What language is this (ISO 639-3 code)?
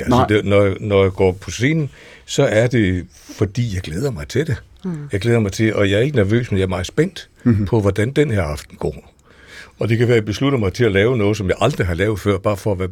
dan